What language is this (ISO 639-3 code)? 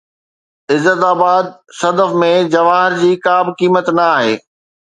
snd